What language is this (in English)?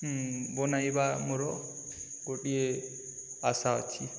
Odia